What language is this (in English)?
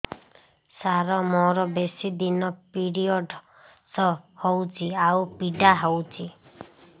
Odia